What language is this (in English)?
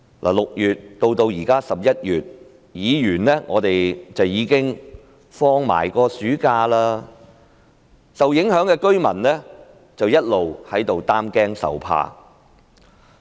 Cantonese